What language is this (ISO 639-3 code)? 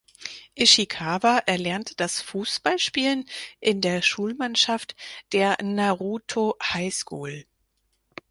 deu